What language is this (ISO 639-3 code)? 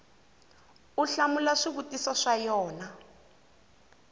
tso